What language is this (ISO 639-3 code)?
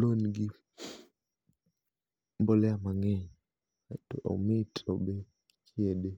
luo